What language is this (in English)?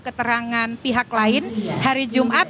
Indonesian